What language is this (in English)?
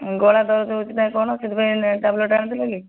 Odia